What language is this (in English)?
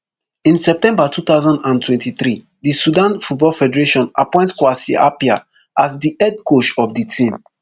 Nigerian Pidgin